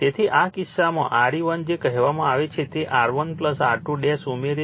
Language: Gujarati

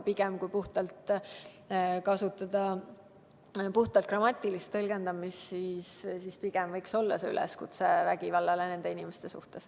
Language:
Estonian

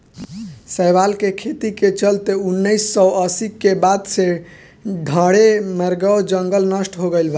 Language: Bhojpuri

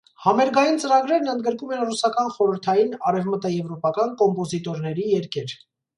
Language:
Armenian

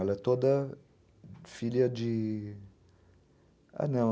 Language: Portuguese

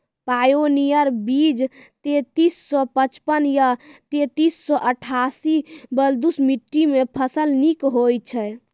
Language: Maithili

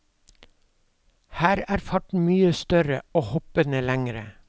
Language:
Norwegian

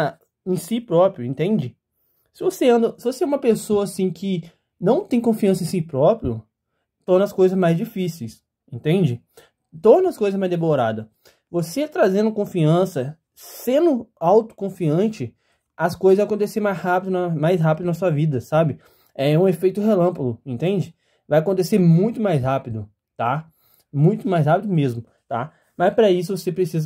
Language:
Portuguese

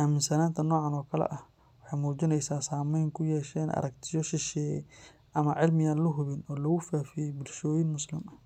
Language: Somali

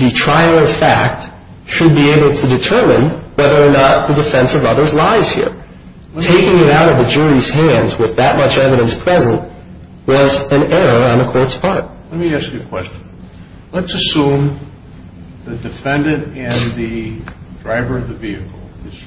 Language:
English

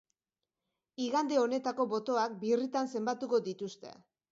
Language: Basque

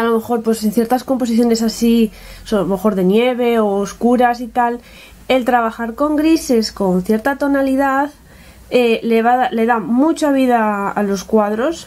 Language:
Spanish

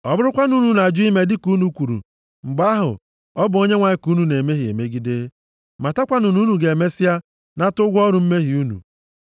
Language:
Igbo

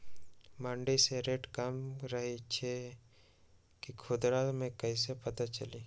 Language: Magahi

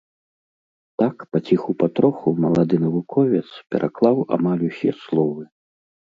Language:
Belarusian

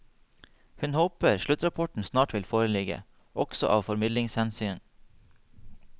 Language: Norwegian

